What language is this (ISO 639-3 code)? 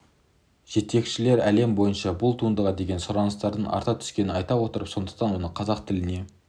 kaz